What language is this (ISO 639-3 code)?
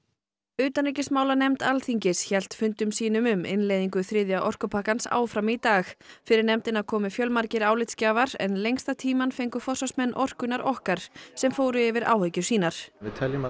isl